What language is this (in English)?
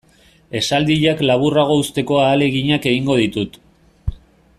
Basque